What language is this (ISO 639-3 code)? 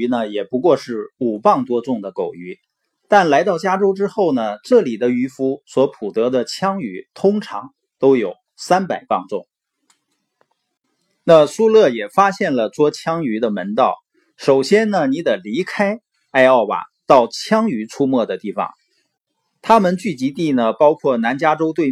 zho